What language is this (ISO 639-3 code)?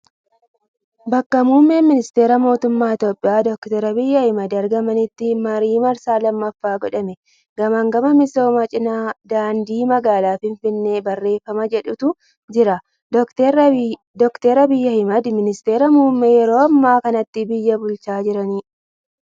orm